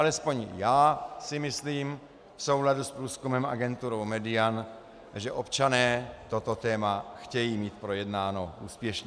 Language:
Czech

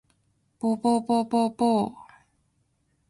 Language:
Japanese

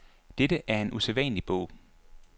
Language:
Danish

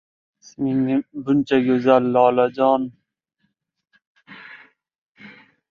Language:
Uzbek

